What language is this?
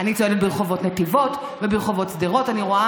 Hebrew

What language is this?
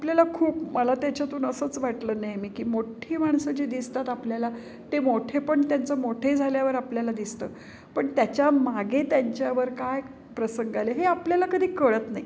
Marathi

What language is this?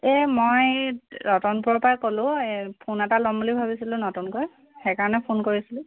Assamese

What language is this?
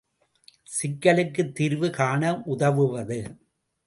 Tamil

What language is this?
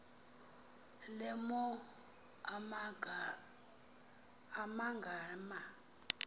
Xhosa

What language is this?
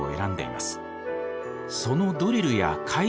Japanese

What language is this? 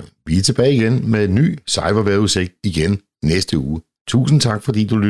Danish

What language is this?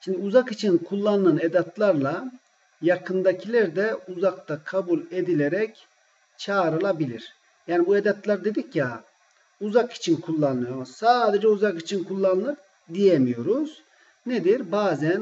Turkish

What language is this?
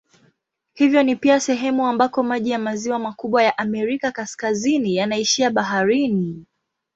Swahili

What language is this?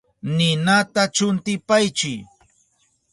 Southern Pastaza Quechua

